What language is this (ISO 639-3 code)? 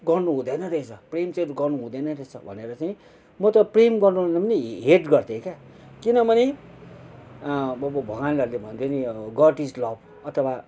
nep